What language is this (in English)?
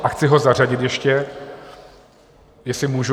Czech